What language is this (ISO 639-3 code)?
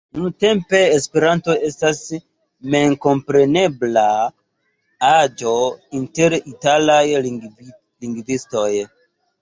epo